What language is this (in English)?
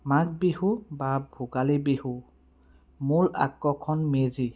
Assamese